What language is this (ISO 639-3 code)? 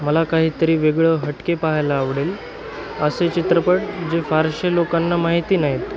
mar